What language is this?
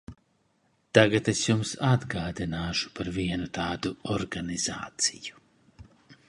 Latvian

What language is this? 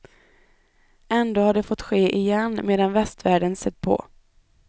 Swedish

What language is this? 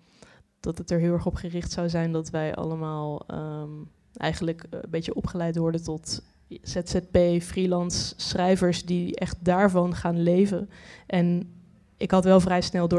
Dutch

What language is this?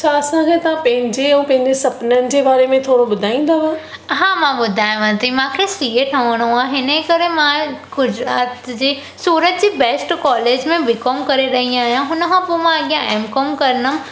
Sindhi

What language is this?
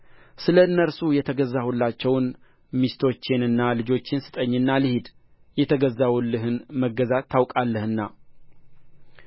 Amharic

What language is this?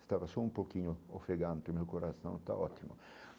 Portuguese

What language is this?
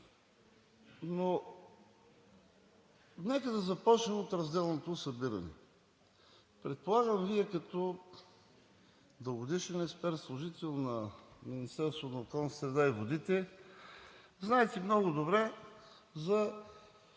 Bulgarian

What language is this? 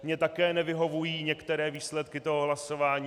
Czech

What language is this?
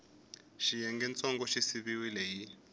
Tsonga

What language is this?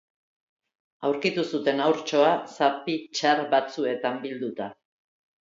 Basque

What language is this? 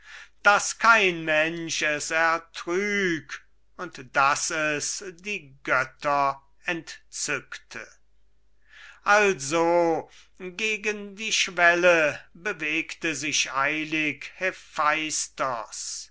German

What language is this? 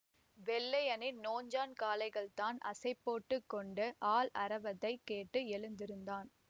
Tamil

